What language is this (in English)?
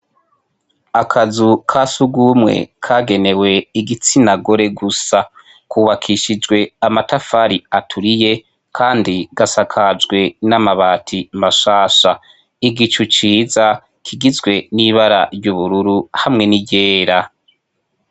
Rundi